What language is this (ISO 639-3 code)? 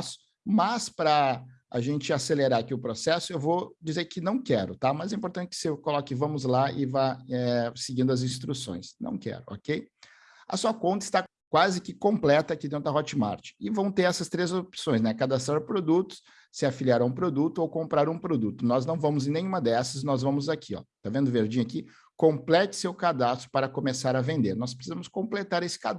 por